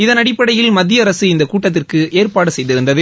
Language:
Tamil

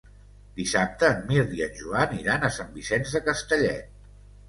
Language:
Catalan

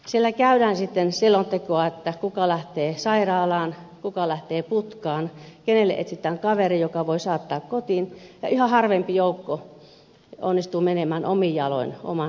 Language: Finnish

